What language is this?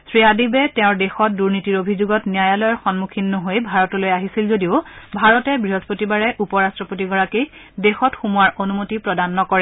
Assamese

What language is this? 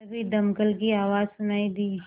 Hindi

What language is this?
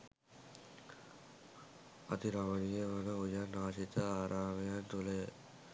Sinhala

